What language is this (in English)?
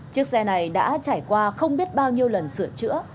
Vietnamese